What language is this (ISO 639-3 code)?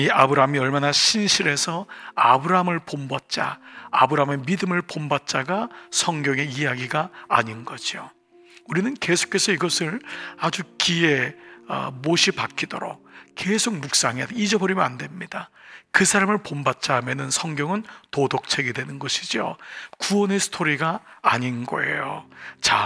kor